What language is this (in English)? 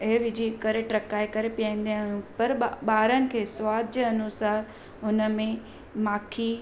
Sindhi